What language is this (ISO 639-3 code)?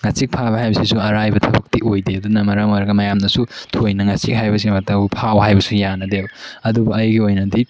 mni